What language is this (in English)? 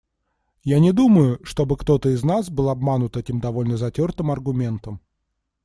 Russian